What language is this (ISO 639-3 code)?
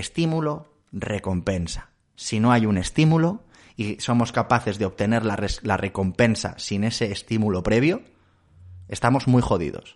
spa